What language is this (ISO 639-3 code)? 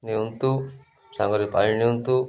ori